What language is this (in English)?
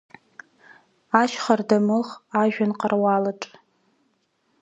Abkhazian